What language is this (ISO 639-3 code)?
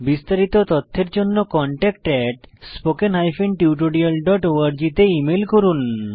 ben